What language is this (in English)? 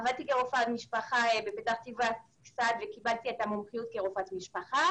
Hebrew